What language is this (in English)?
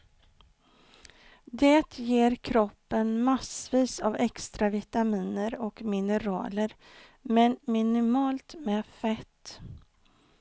Swedish